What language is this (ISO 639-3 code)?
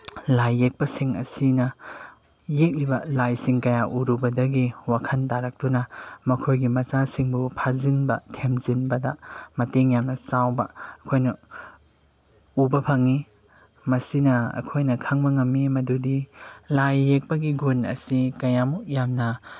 mni